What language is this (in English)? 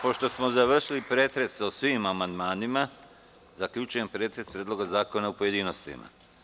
Serbian